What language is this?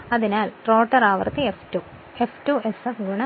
Malayalam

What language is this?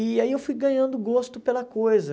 Portuguese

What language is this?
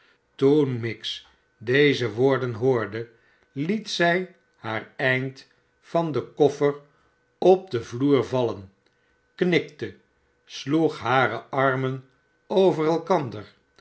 Dutch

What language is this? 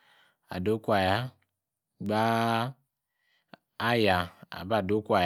Yace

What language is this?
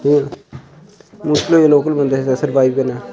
Dogri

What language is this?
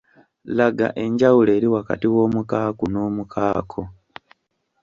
Ganda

